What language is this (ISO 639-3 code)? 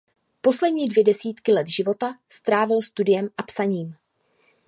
ces